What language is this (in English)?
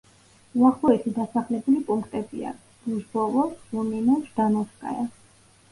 Georgian